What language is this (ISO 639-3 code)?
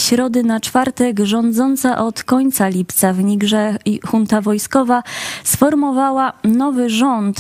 pol